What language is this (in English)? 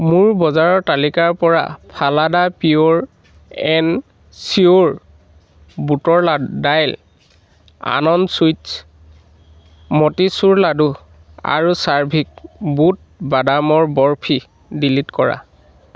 Assamese